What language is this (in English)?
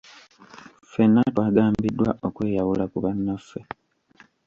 Ganda